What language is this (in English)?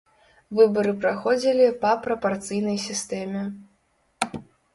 Belarusian